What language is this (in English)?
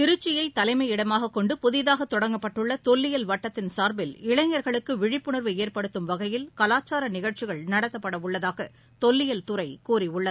Tamil